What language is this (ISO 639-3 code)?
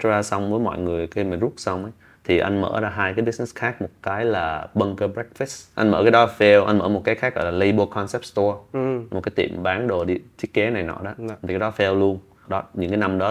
vie